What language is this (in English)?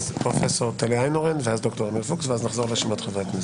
Hebrew